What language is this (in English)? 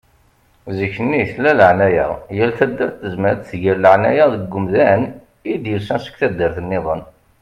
Kabyle